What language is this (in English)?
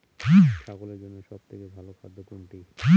Bangla